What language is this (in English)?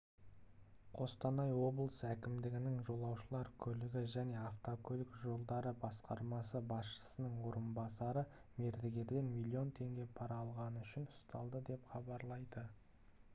Kazakh